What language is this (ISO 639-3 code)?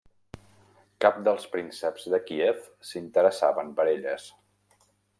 cat